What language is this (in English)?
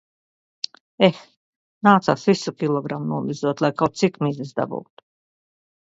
Latvian